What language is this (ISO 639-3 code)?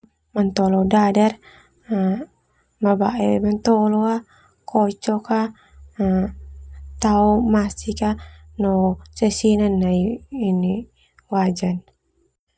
twu